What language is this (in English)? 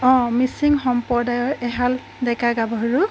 Assamese